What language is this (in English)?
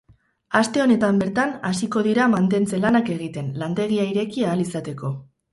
Basque